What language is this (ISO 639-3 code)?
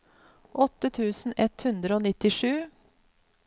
nor